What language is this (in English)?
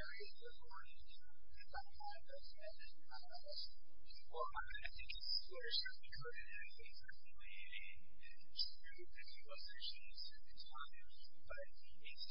English